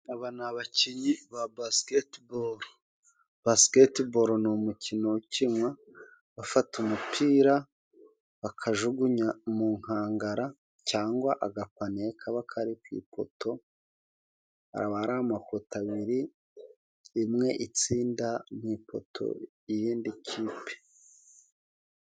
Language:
Kinyarwanda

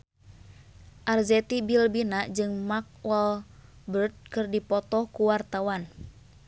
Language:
Sundanese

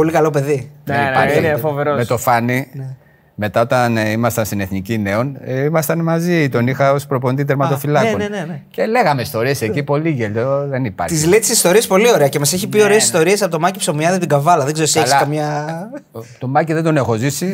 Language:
Greek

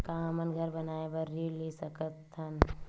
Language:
Chhattisgarhi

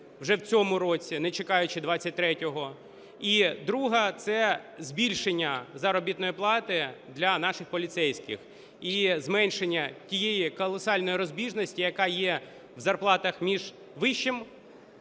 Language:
Ukrainian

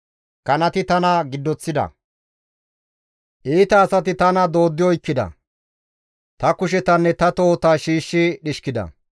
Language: Gamo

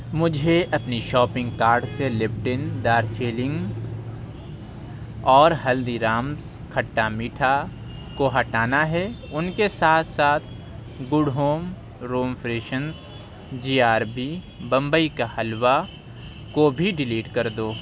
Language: Urdu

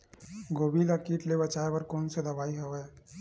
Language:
Chhattisgarhi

